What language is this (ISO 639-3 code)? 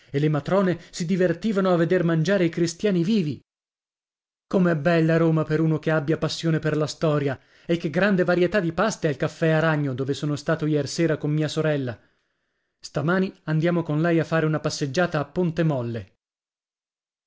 ita